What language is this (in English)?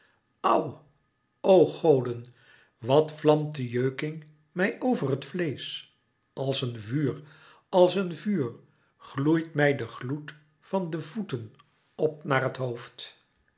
Dutch